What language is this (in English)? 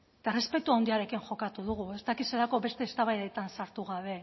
Basque